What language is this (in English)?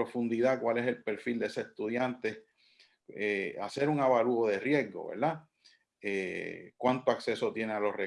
Spanish